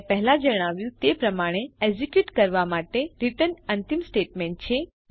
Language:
Gujarati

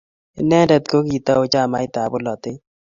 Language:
Kalenjin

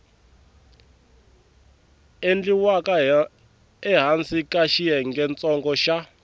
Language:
Tsonga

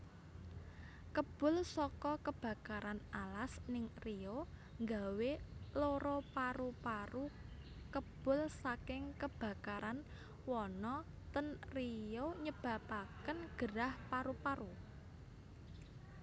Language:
Javanese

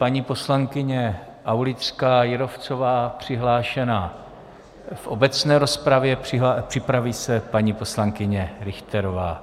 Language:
Czech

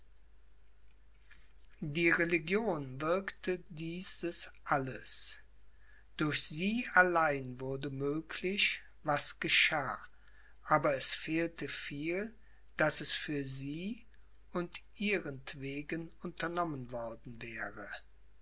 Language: German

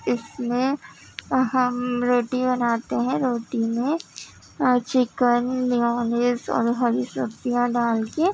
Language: Urdu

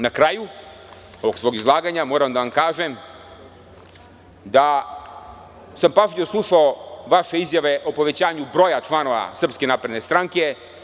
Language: Serbian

